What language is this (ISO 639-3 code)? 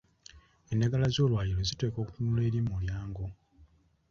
lug